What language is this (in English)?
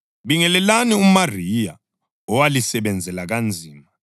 North Ndebele